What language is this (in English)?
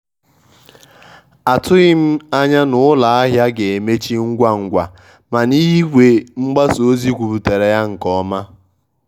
Igbo